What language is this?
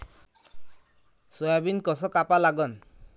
Marathi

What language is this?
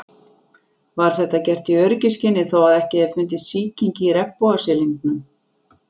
Icelandic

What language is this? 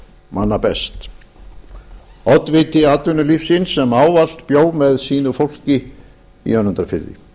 Icelandic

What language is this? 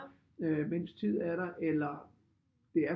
Danish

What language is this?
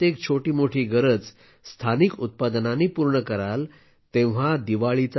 Marathi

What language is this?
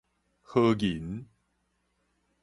Min Nan Chinese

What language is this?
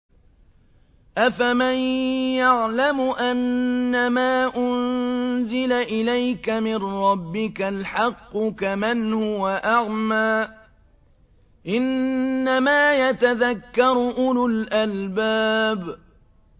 Arabic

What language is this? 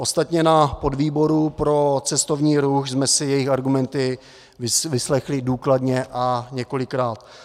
Czech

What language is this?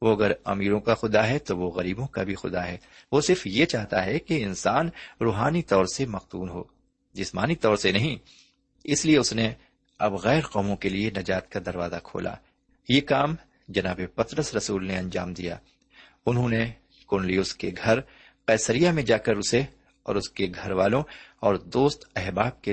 Urdu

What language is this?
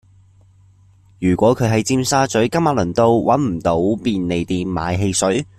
Cantonese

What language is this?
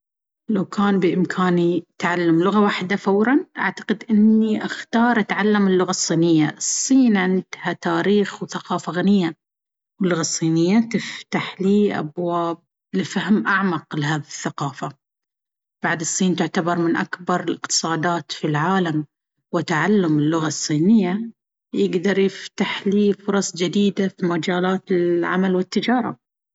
Baharna Arabic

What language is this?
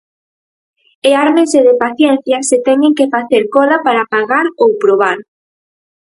Galician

